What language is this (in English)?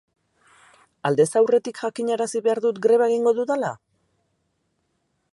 Basque